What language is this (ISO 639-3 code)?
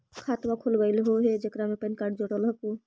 mag